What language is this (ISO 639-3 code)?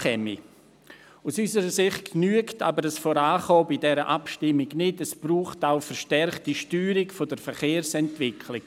gsw